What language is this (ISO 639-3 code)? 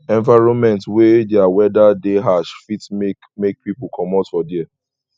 pcm